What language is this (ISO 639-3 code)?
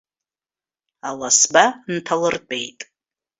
abk